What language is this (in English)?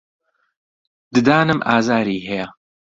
Central Kurdish